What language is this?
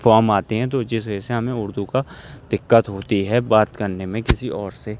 Urdu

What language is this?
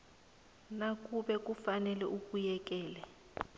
South Ndebele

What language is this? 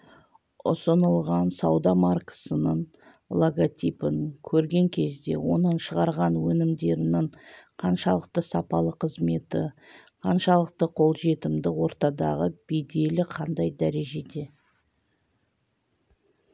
Kazakh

